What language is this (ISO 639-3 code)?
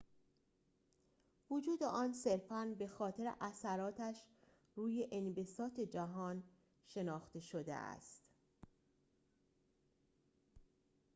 fas